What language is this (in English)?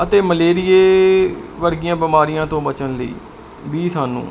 Punjabi